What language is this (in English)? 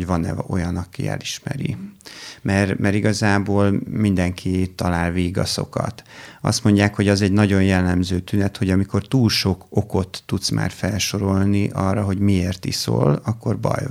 Hungarian